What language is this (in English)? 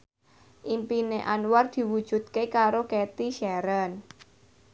Javanese